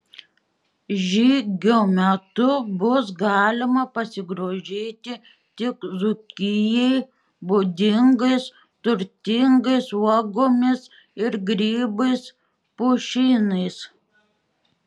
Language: Lithuanian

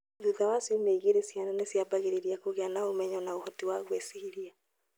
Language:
Kikuyu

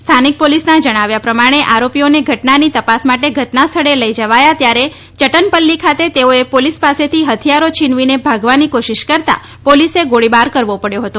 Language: Gujarati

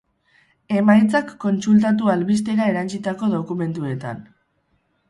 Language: Basque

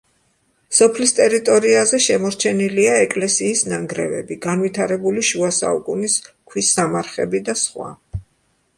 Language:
Georgian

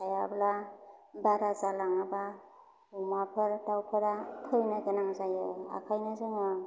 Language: Bodo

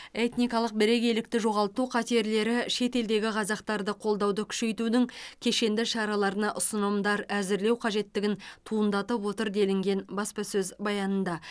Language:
Kazakh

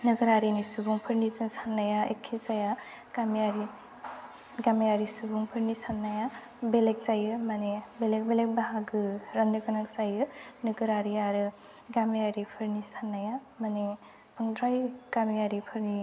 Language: Bodo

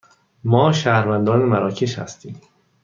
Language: Persian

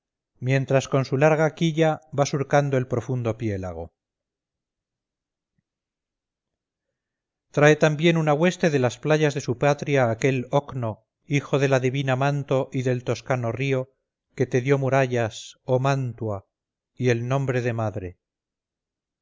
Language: Spanish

